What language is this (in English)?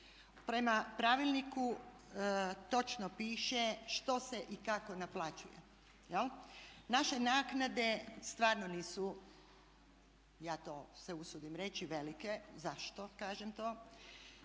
Croatian